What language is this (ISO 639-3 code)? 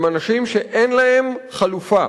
heb